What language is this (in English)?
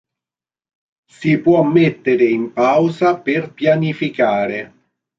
Italian